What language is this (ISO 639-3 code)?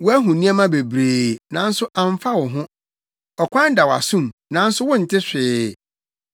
aka